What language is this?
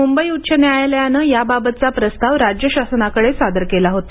Marathi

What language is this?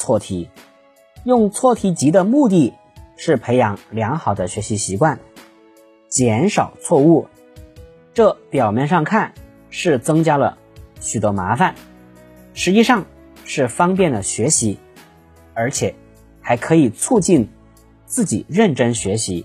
Chinese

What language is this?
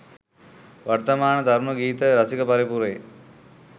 Sinhala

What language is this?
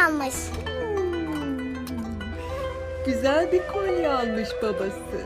Turkish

